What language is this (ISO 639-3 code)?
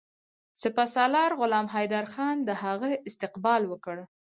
pus